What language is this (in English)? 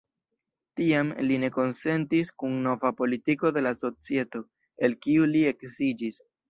Esperanto